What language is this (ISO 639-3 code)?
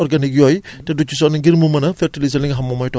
wol